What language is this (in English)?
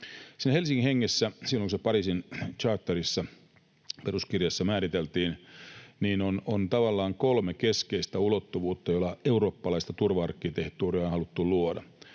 Finnish